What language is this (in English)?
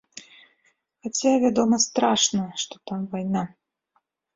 Belarusian